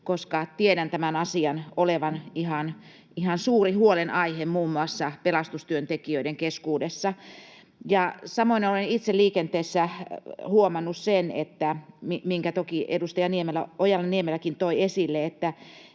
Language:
Finnish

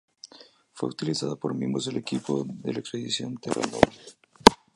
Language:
Spanish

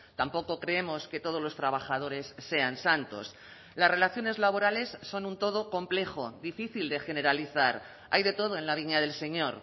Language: Spanish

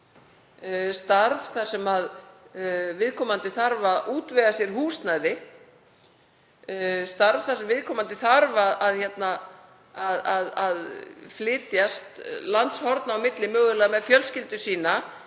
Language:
Icelandic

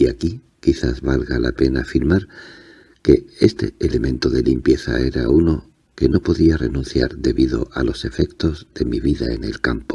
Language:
Spanish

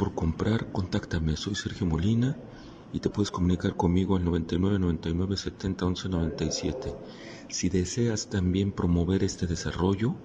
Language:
Spanish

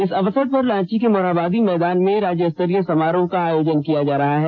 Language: Hindi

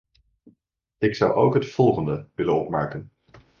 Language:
Dutch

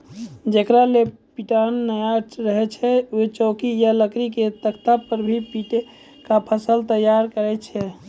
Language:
Maithili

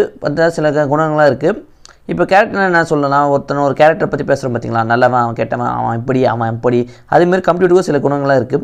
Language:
Indonesian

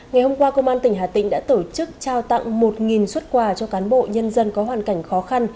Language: Vietnamese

